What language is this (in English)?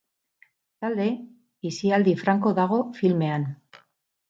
Basque